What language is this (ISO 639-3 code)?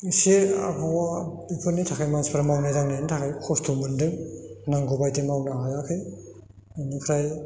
brx